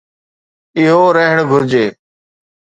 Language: Sindhi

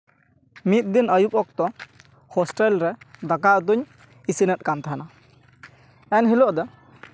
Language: Santali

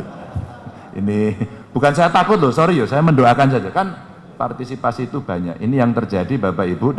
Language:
Indonesian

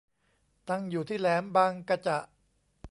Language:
Thai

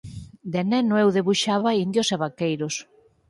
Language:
Galician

